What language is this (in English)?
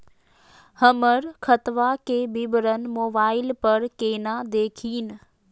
Magahi